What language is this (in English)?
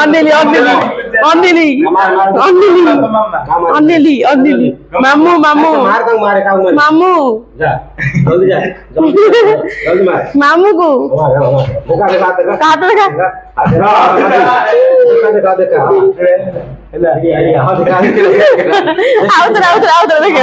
Odia